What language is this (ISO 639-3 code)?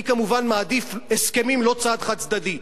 heb